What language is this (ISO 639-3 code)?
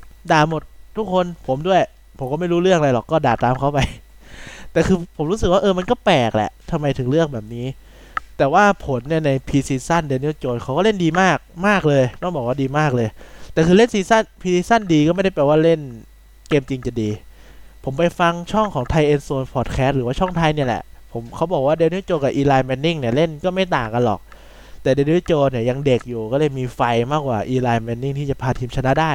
tha